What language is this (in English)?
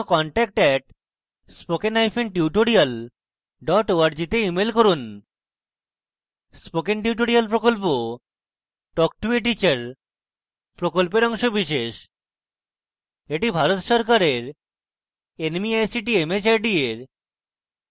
Bangla